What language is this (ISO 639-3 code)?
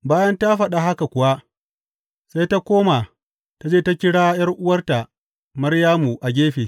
hau